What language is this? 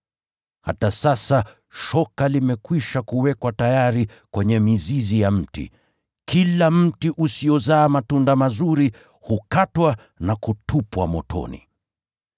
Swahili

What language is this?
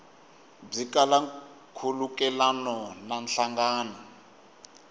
Tsonga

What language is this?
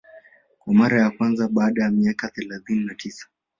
Swahili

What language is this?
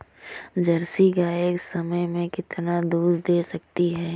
Hindi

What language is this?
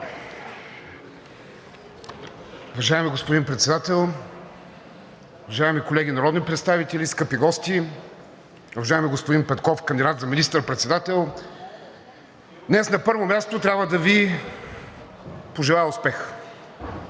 Bulgarian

